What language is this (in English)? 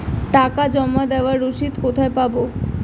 Bangla